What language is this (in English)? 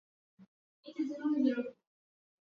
Swahili